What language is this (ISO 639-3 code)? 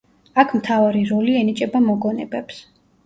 kat